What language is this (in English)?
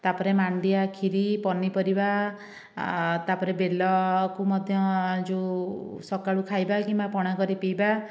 Odia